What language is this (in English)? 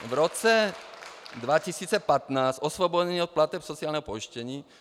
Czech